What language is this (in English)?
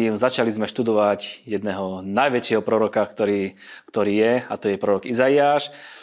Slovak